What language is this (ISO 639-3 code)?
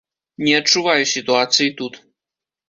bel